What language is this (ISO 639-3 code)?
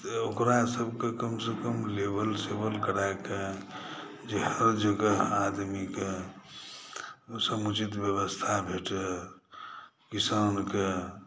mai